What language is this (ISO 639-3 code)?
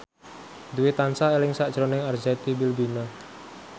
jav